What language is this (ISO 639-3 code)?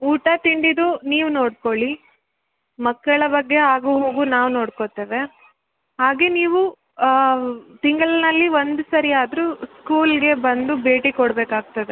kan